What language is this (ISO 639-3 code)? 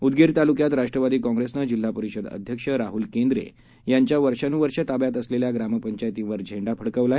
mar